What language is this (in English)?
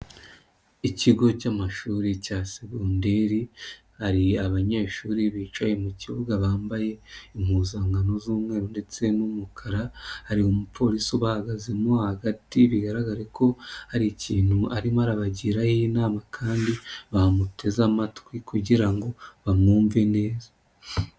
Kinyarwanda